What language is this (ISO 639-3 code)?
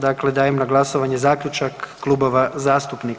hrv